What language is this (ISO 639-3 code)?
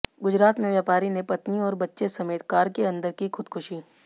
hin